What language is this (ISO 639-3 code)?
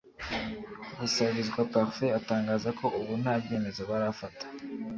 kin